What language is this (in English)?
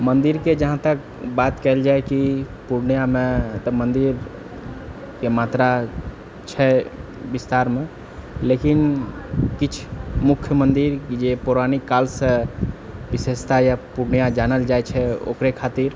Maithili